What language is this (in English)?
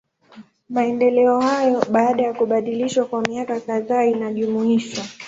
Swahili